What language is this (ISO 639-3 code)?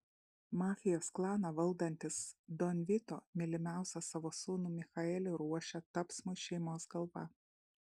lit